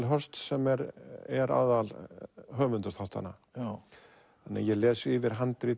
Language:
Icelandic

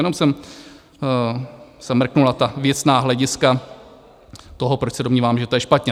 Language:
Czech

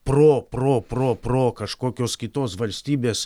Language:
Lithuanian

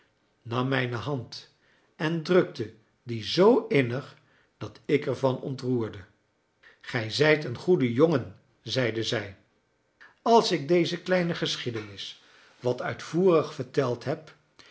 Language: Dutch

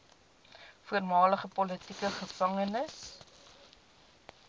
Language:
Afrikaans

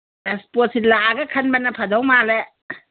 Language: Manipuri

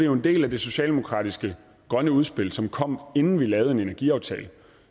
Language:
Danish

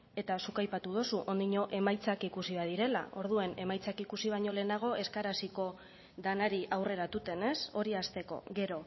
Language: Basque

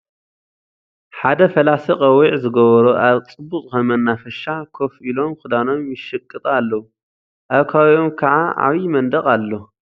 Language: Tigrinya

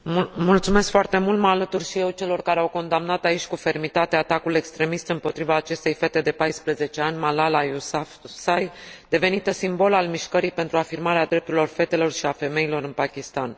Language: Romanian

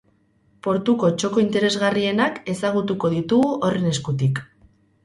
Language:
Basque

